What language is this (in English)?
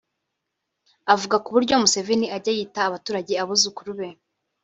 Kinyarwanda